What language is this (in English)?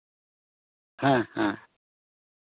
Santali